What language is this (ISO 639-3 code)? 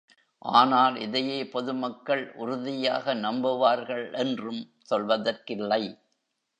tam